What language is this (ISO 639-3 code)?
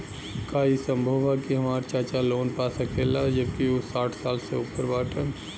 bho